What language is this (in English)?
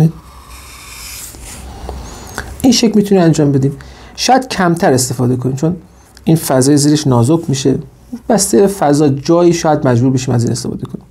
Persian